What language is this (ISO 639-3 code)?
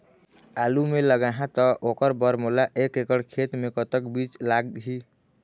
hne